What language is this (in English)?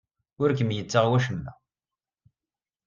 Kabyle